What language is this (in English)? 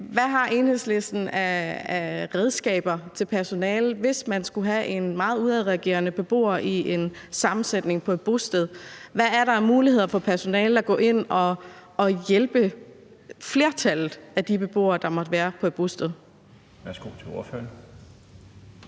Danish